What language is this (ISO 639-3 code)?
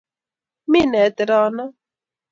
kln